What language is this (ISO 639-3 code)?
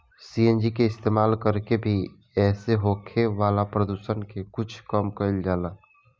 bho